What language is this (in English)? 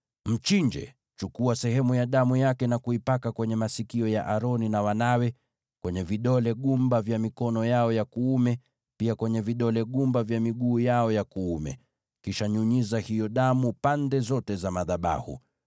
Swahili